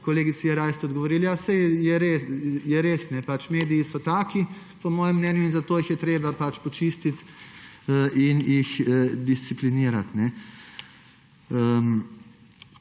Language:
Slovenian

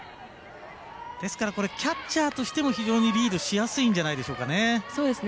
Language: Japanese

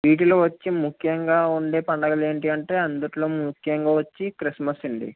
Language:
Telugu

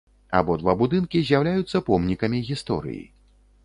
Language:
Belarusian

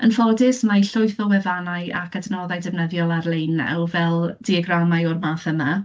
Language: Welsh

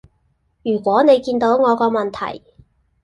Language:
Cantonese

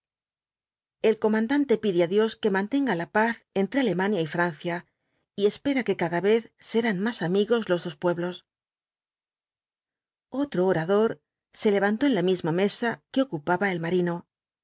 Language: Spanish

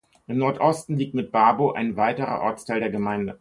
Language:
German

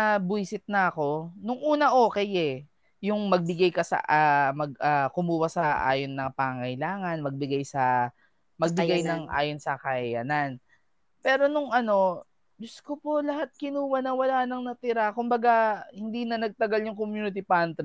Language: Filipino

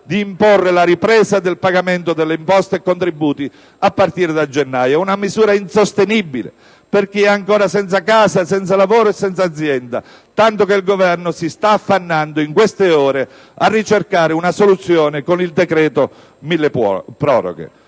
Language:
Italian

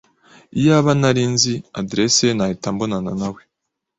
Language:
Kinyarwanda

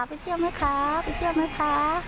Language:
Thai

